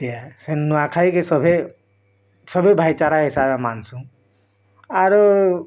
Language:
Odia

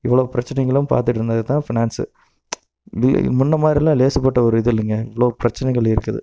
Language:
Tamil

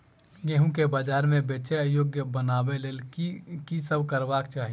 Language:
Maithili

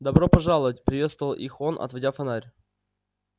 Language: Russian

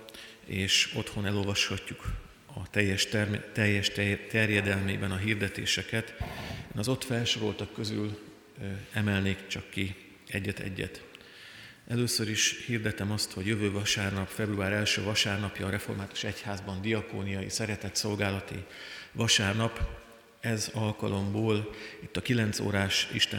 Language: Hungarian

